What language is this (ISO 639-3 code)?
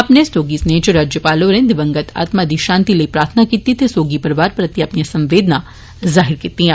doi